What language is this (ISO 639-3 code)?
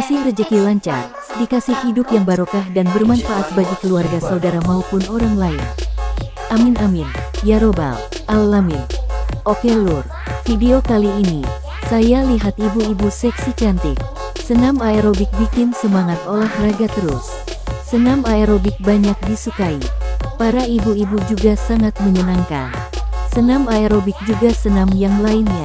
ind